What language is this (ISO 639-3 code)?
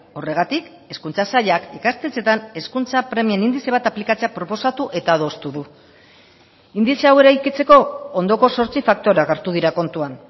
eus